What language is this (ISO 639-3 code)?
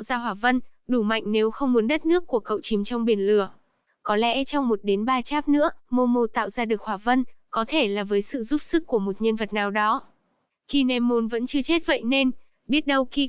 vie